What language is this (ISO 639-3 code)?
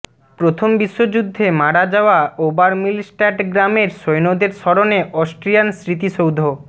ben